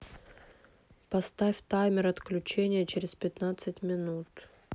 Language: Russian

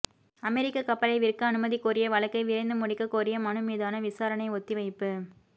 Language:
Tamil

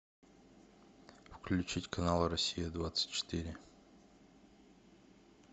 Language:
Russian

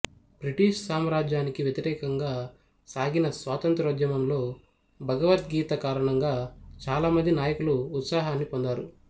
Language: Telugu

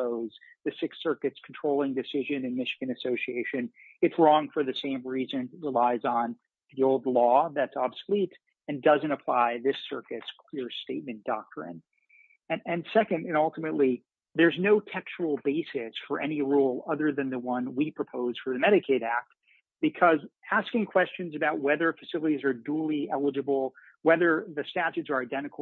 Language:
English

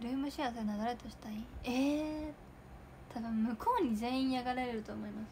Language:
Japanese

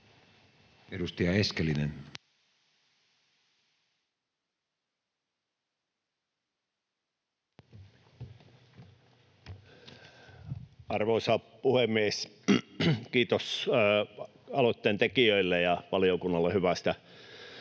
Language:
Finnish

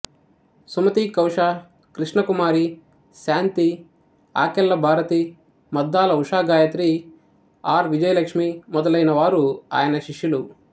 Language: Telugu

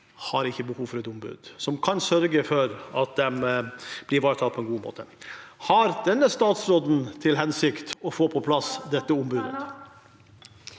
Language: Norwegian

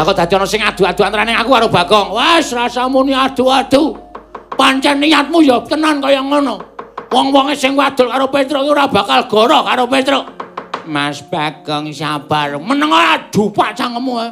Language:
Indonesian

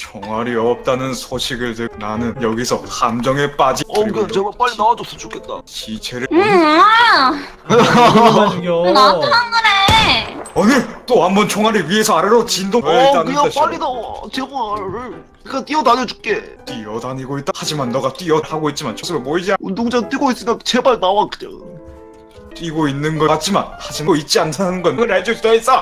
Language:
Korean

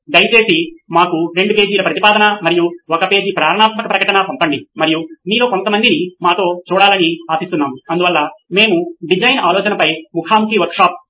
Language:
Telugu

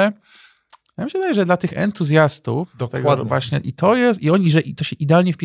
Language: Polish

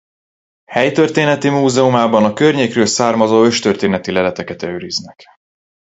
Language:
Hungarian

